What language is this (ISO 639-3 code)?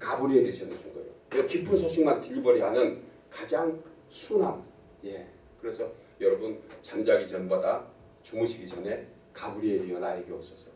kor